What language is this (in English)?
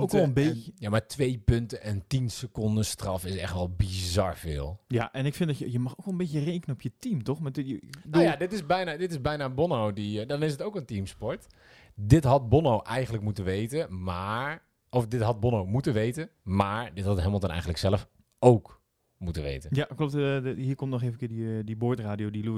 Dutch